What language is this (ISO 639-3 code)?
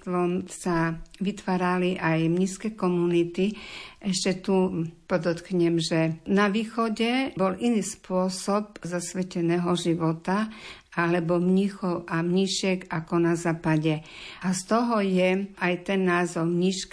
slk